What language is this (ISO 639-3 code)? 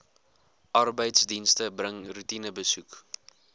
afr